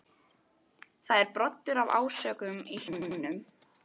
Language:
Icelandic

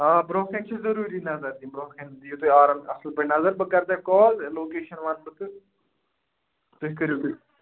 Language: Kashmiri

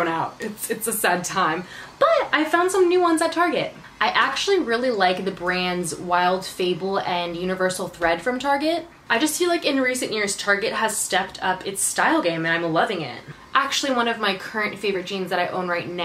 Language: English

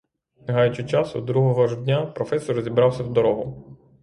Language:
Ukrainian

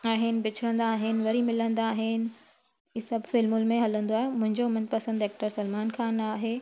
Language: Sindhi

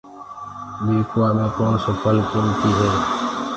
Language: Gurgula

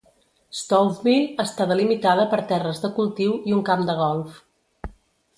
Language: Catalan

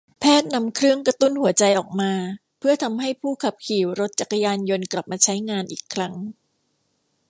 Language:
Thai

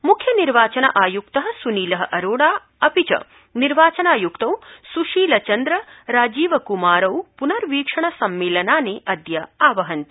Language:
Sanskrit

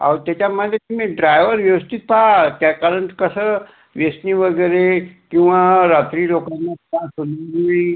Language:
Marathi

